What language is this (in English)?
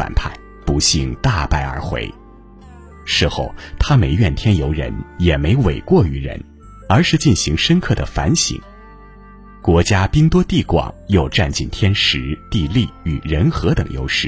Chinese